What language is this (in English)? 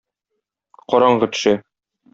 Tatar